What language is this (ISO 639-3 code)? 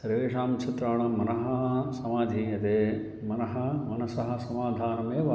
san